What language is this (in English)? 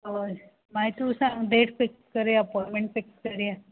Konkani